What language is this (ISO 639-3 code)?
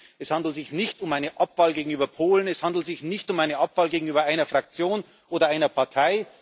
deu